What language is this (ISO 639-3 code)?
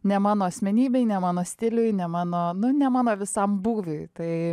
lit